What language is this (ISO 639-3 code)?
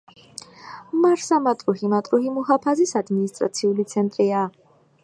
kat